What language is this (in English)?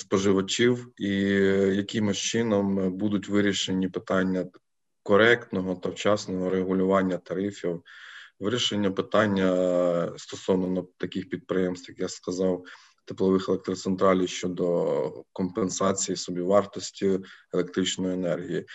Ukrainian